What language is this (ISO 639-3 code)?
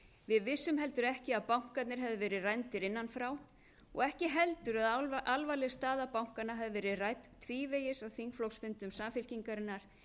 isl